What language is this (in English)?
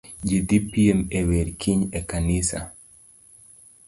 Luo (Kenya and Tanzania)